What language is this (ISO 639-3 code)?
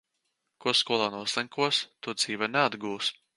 lav